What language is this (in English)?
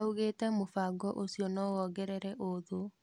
Kikuyu